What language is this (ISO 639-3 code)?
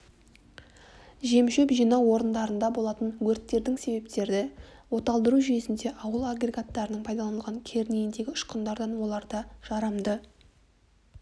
kaz